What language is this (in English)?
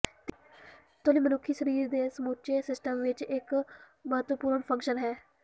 Punjabi